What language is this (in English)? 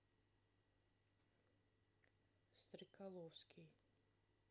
Russian